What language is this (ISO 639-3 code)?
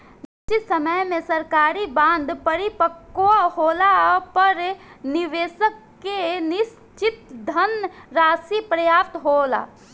bho